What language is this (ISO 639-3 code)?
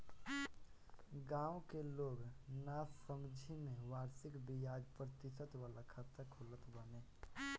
bho